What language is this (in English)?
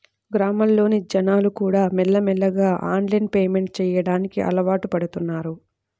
Telugu